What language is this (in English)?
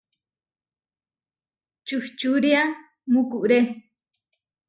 Huarijio